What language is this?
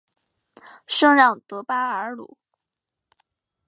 Chinese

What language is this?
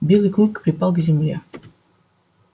Russian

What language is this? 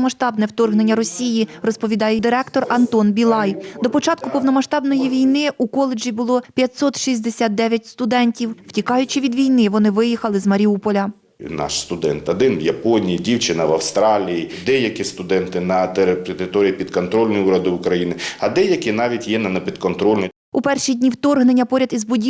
Ukrainian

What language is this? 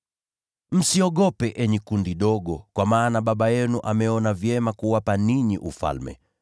Swahili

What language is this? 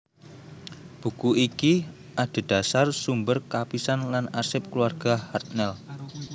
Javanese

